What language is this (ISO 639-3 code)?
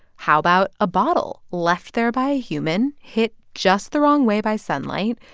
eng